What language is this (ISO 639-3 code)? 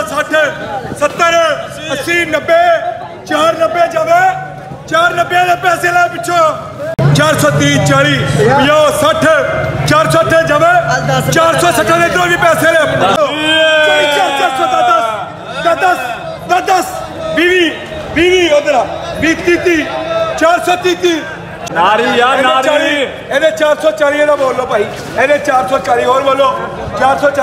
tur